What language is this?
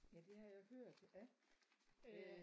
Danish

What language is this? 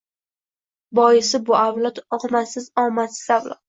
Uzbek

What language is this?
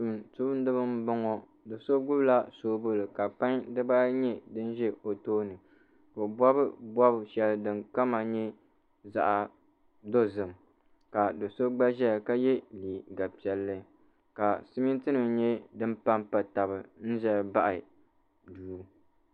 Dagbani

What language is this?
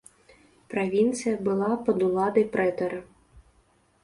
Belarusian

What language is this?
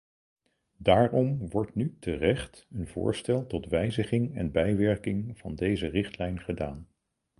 Dutch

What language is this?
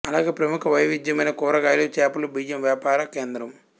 Telugu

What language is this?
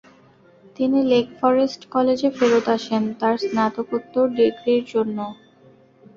Bangla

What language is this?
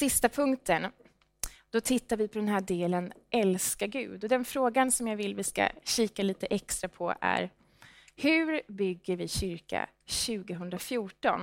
Swedish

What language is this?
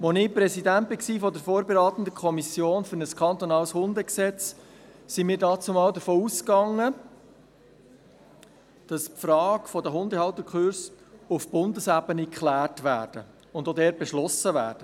Swiss German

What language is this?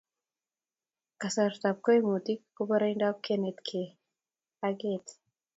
Kalenjin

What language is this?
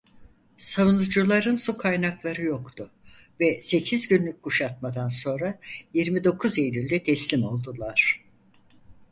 Turkish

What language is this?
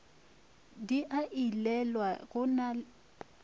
Northern Sotho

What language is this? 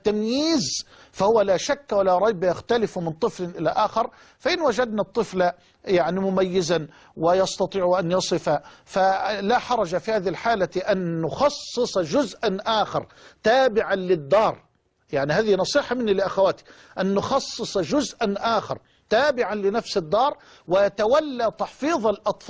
Arabic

